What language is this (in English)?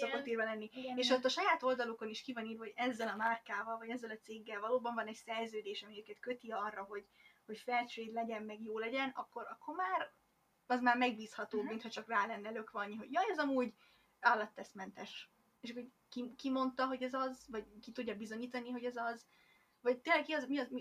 Hungarian